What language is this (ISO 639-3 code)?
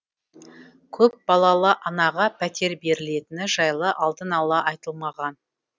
kaz